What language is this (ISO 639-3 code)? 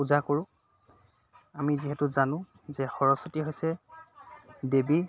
asm